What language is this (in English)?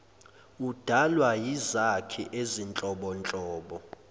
Zulu